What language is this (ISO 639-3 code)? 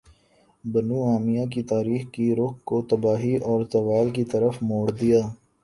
urd